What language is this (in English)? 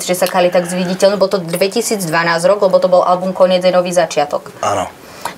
Slovak